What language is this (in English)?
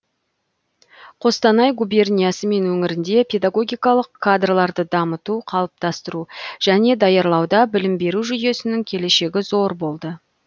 Kazakh